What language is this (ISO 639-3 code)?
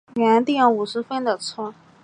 zho